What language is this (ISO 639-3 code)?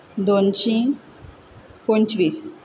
kok